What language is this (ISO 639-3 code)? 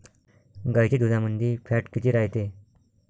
mar